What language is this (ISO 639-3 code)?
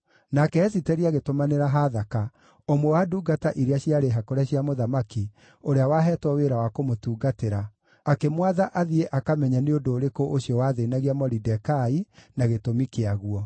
kik